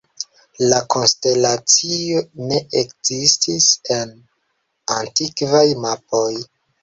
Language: Esperanto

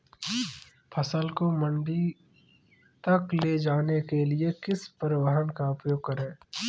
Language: Hindi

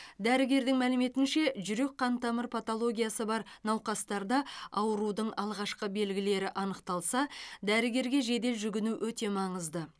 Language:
Kazakh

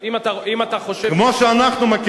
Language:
Hebrew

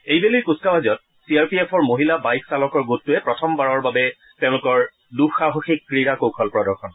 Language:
Assamese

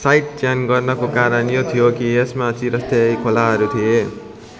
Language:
Nepali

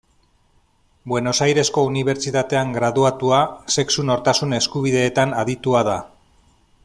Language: Basque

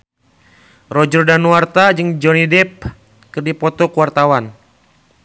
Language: Sundanese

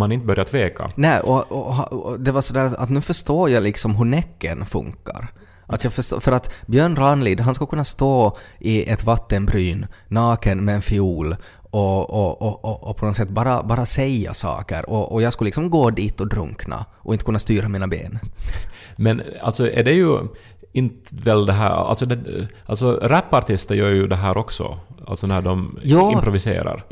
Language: Swedish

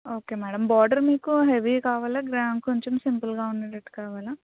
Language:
Telugu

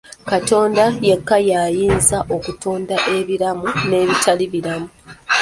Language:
Ganda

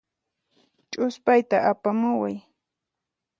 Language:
Puno Quechua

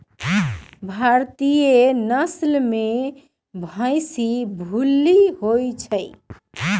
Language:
Magahi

